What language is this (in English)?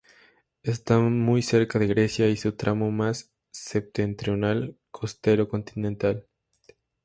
Spanish